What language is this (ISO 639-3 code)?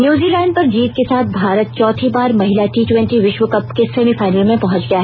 hin